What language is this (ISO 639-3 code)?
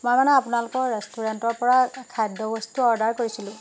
asm